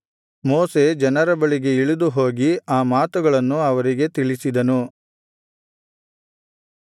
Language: Kannada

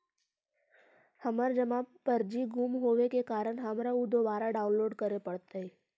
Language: Magahi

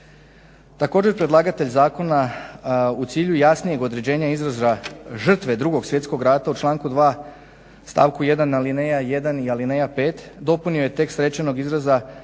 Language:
Croatian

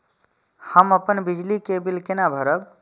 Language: Maithili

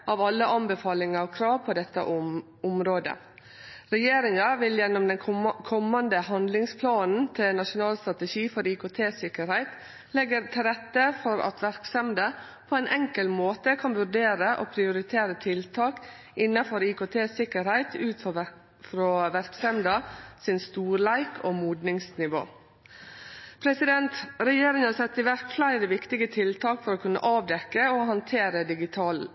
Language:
Norwegian Nynorsk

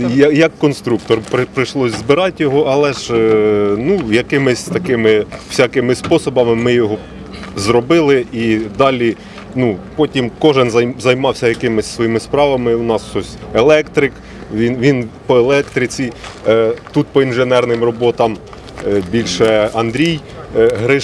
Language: Ukrainian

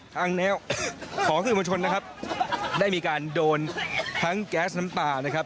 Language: Thai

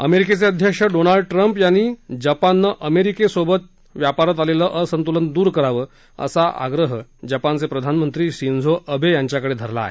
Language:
Marathi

